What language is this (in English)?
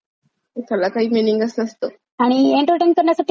Marathi